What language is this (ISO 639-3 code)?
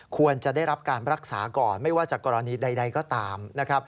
tha